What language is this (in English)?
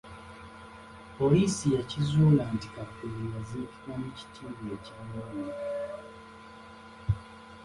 Ganda